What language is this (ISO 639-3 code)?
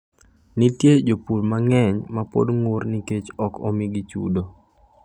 luo